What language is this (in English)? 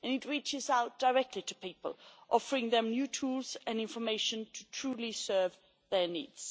English